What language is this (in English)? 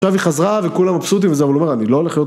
Hebrew